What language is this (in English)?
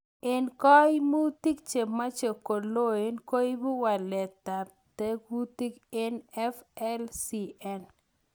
Kalenjin